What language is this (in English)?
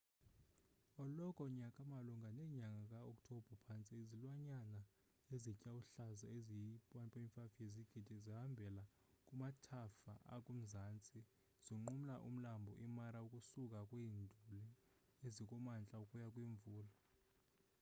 Xhosa